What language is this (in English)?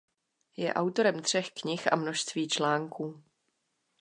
Czech